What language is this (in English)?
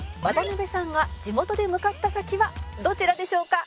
Japanese